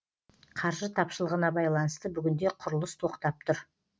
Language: Kazakh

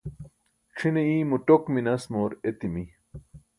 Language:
Burushaski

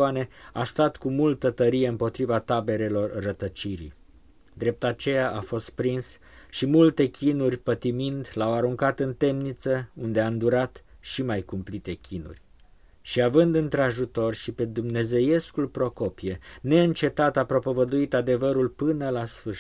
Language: Romanian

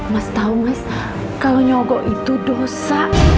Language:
Indonesian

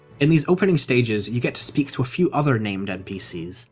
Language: English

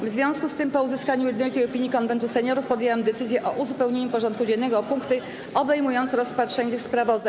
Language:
Polish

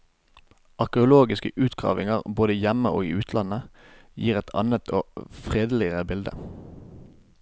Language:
Norwegian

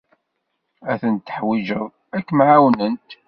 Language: Kabyle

